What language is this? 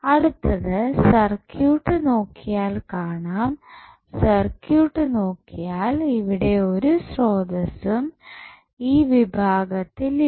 Malayalam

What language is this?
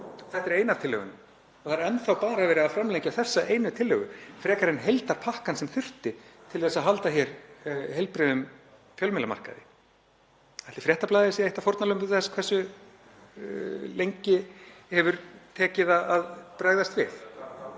Icelandic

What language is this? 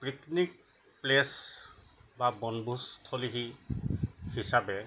Assamese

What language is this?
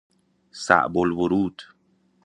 Persian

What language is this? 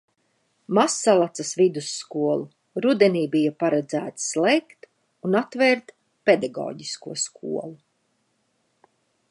Latvian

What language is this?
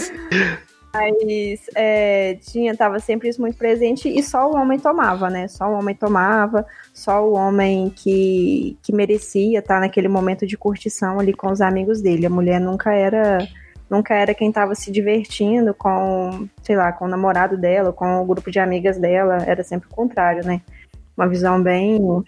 Portuguese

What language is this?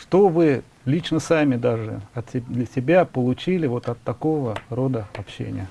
Russian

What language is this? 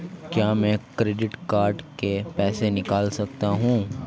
Hindi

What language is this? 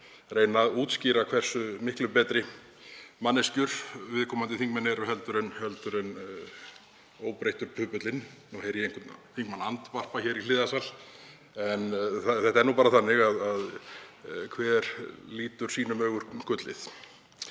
Icelandic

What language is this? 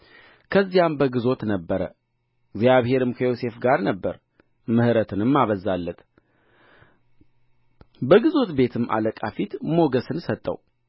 Amharic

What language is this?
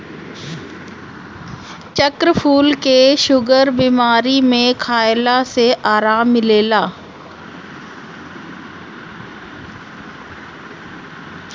Bhojpuri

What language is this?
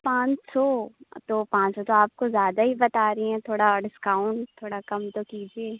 Urdu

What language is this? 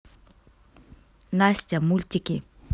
Russian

